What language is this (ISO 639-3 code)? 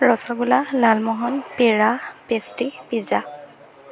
asm